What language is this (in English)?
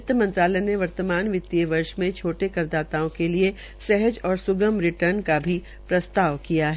Hindi